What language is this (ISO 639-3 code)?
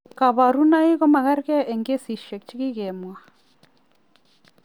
kln